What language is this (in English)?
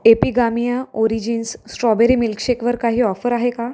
Marathi